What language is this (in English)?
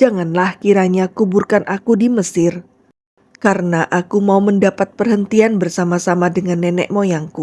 Indonesian